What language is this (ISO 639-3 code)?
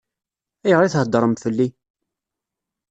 kab